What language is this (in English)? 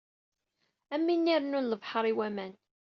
Kabyle